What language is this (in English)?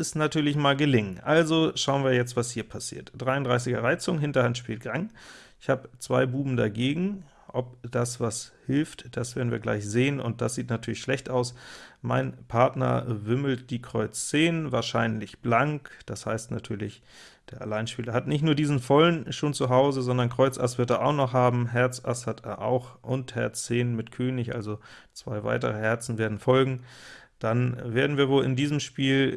German